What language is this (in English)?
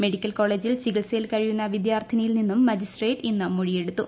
Malayalam